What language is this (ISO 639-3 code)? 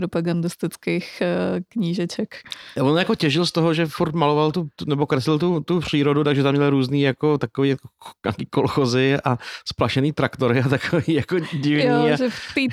ces